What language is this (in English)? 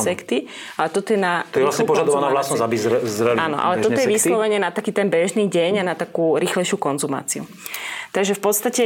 Slovak